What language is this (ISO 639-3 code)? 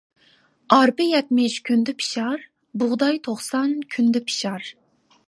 uig